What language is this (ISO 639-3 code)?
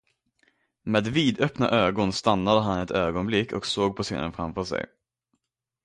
swe